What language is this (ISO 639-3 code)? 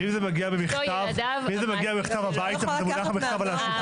heb